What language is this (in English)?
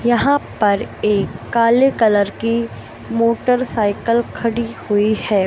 Hindi